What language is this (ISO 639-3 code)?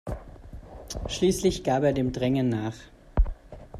deu